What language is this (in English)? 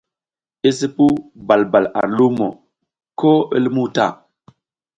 South Giziga